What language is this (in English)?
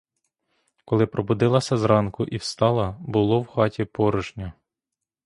Ukrainian